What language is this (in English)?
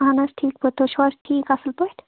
Kashmiri